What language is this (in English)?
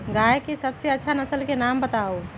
Magahi